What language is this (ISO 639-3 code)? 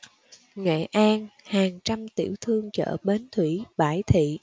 vie